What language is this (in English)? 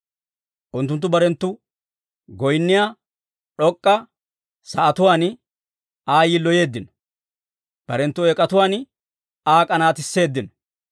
Dawro